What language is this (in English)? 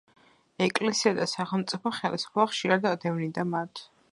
Georgian